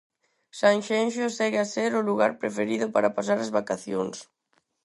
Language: Galician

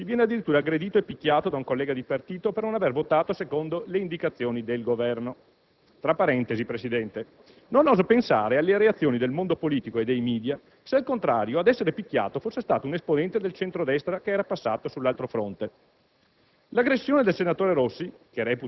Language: Italian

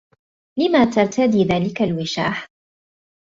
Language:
Arabic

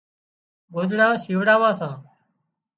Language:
Wadiyara Koli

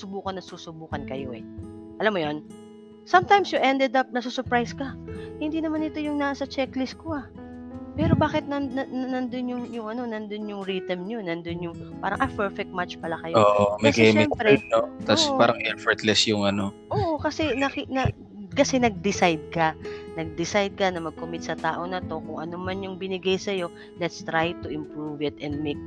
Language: Filipino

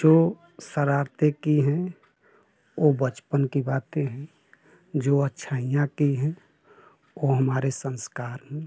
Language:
Hindi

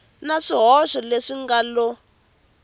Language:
Tsonga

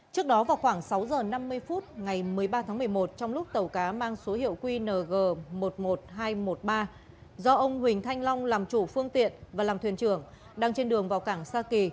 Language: Vietnamese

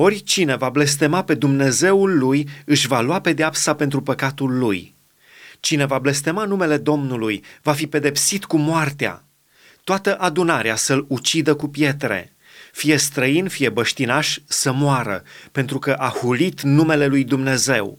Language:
Romanian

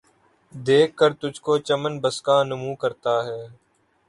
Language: Urdu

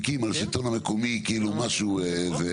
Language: Hebrew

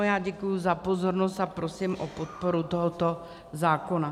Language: Czech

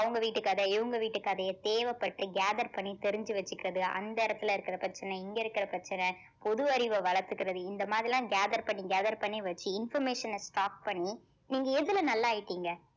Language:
Tamil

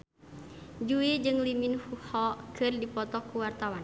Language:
Sundanese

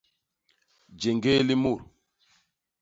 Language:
Basaa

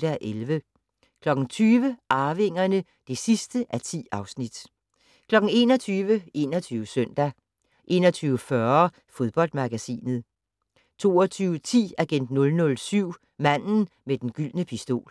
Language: Danish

